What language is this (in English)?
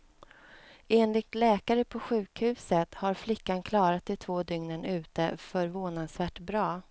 Swedish